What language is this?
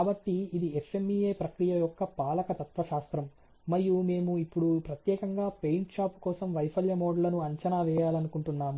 Telugu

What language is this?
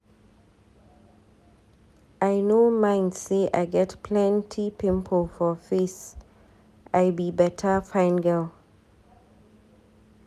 Nigerian Pidgin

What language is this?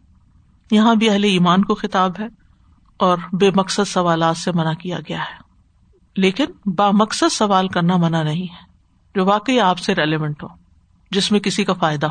Urdu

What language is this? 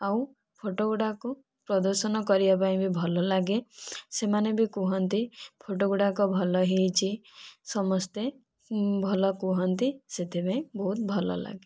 Odia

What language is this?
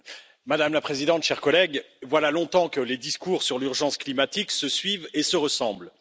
French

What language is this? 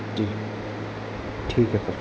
Hindi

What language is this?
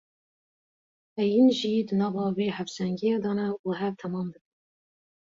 Kurdish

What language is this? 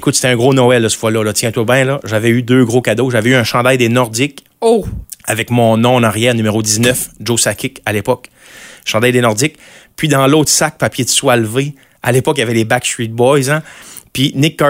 French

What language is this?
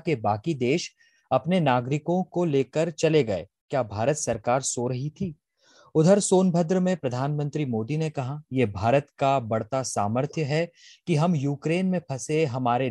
Hindi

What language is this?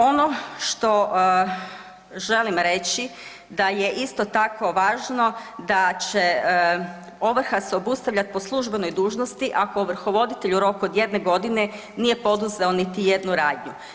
Croatian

